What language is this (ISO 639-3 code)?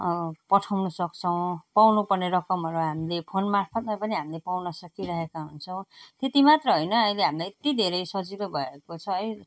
nep